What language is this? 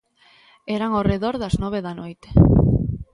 Galician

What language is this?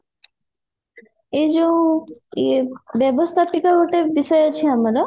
Odia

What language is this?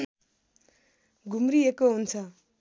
Nepali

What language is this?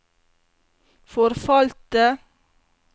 Norwegian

